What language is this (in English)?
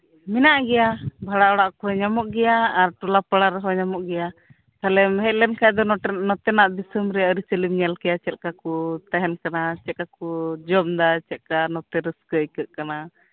Santali